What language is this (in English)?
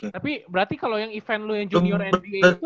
Indonesian